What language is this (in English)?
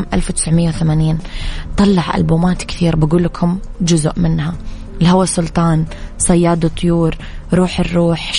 Arabic